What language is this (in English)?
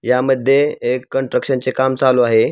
Marathi